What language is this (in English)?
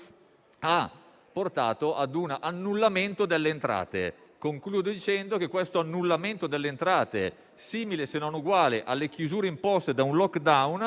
Italian